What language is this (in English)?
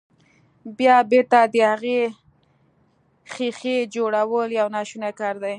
Pashto